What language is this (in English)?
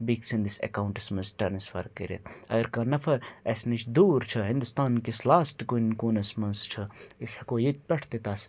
Kashmiri